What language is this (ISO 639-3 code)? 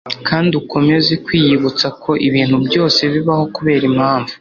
kin